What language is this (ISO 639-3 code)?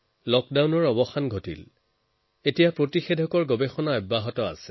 asm